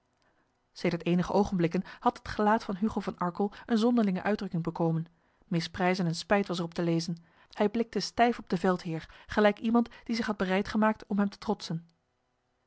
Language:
Dutch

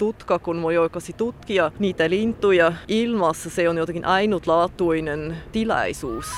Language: Finnish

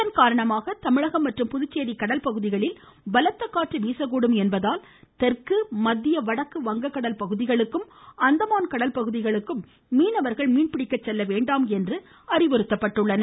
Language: Tamil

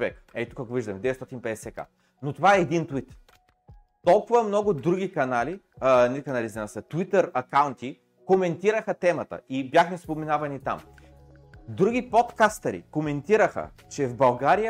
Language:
Bulgarian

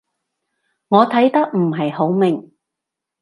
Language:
Cantonese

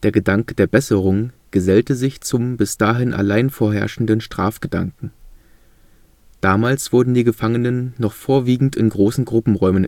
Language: German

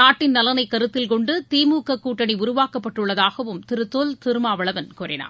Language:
Tamil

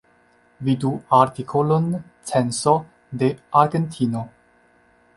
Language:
Esperanto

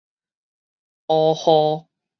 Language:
Min Nan Chinese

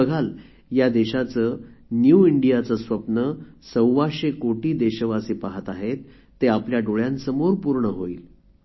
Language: Marathi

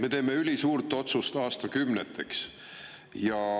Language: Estonian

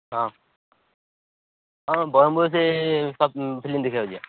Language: Odia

